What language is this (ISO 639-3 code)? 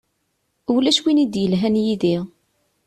kab